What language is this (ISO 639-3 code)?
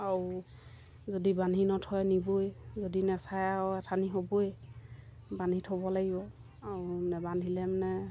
asm